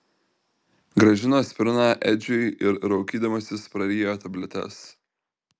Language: Lithuanian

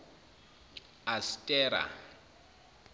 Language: Zulu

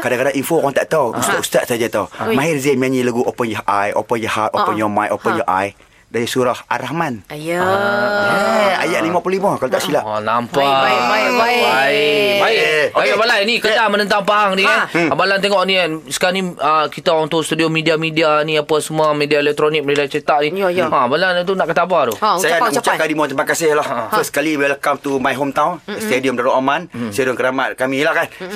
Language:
Malay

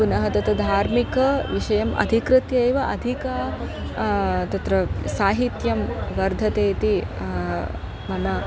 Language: Sanskrit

